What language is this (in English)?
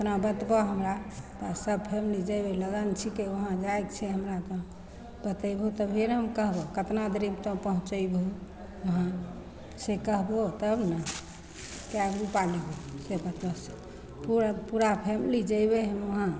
Maithili